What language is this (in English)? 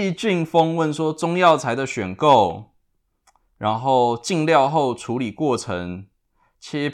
Chinese